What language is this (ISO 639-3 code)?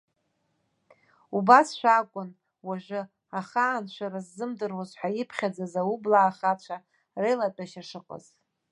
abk